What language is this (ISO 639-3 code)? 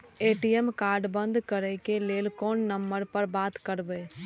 mai